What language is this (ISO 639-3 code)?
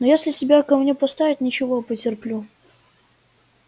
rus